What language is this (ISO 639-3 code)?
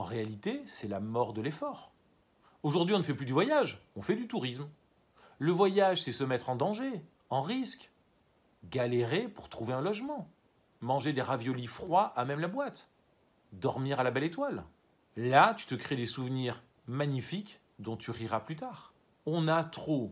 fra